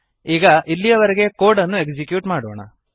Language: Kannada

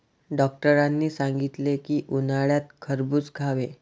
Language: Marathi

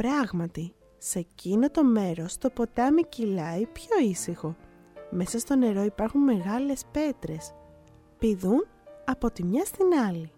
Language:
Greek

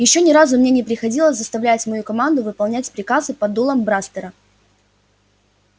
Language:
Russian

